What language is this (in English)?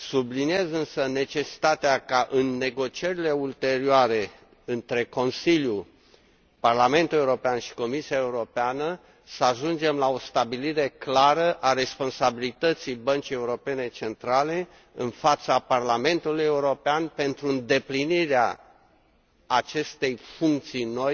Romanian